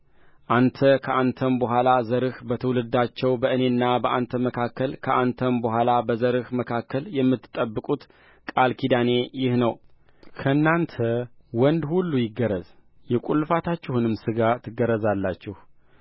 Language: Amharic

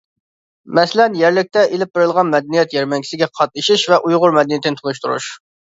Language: Uyghur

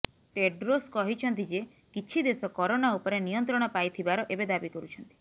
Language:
Odia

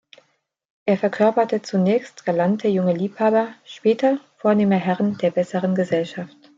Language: German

